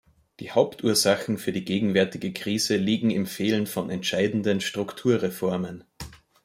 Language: German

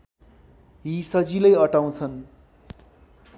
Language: Nepali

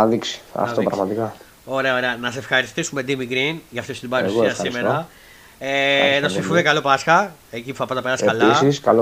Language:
Greek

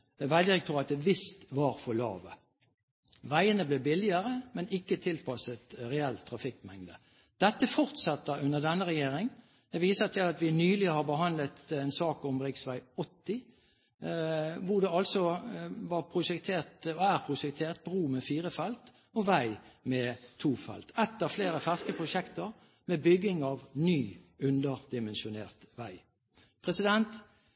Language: Norwegian Bokmål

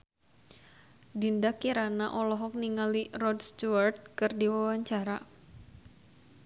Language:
Sundanese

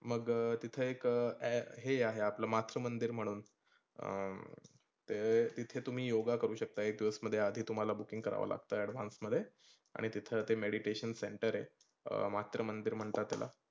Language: Marathi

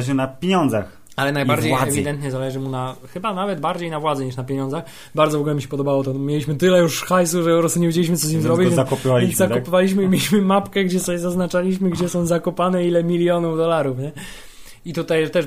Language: Polish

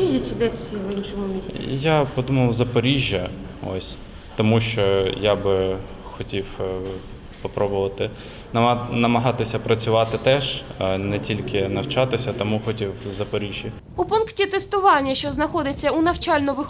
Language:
Ukrainian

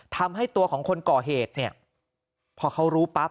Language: Thai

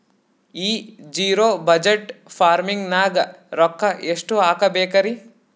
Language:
Kannada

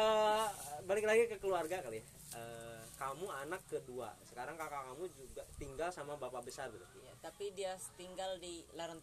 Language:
Indonesian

